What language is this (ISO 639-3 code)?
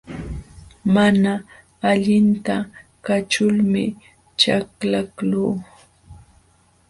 qxw